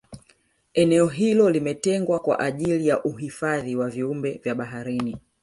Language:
Swahili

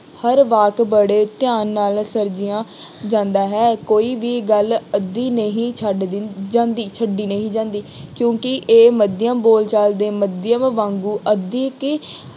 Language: Punjabi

